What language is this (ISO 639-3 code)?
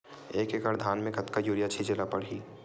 hne